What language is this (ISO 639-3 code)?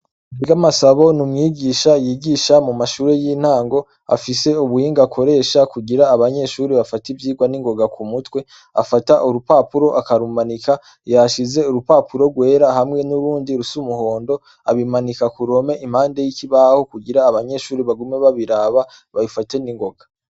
run